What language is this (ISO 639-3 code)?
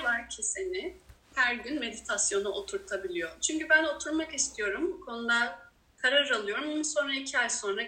tur